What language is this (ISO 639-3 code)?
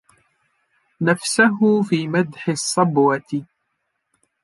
ara